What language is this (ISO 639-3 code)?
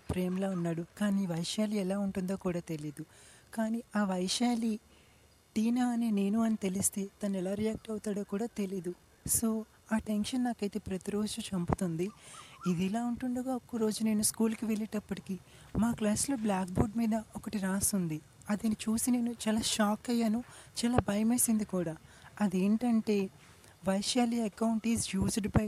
tel